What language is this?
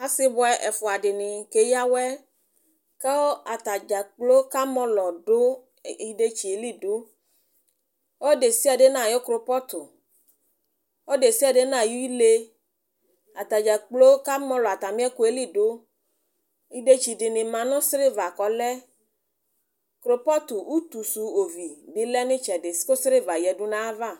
Ikposo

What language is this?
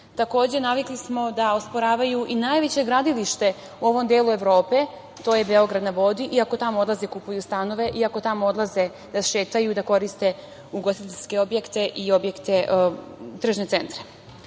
Serbian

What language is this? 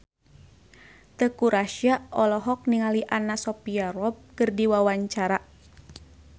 Sundanese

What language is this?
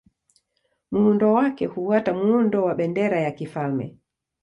Swahili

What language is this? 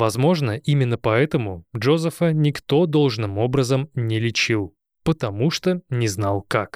Russian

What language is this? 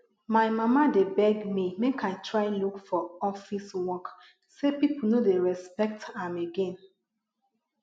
Nigerian Pidgin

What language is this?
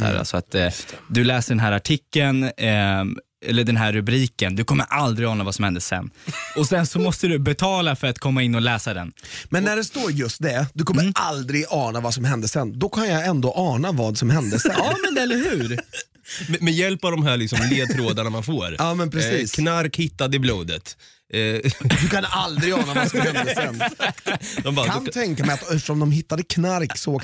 Swedish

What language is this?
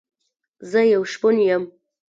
Pashto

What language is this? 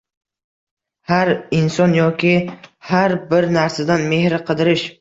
Uzbek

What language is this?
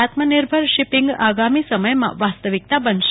Gujarati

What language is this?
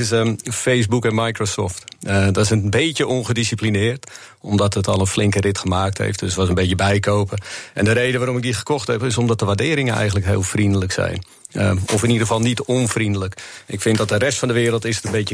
Dutch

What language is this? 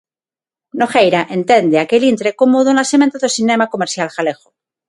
Galician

